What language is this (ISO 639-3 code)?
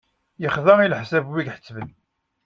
kab